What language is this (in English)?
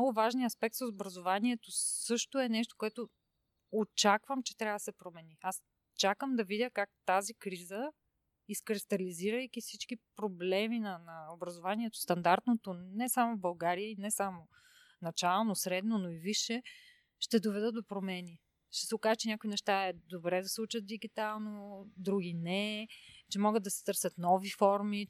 Bulgarian